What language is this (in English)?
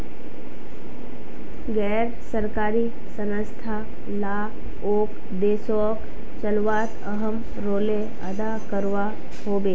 Magahi